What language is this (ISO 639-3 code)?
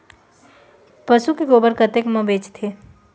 hne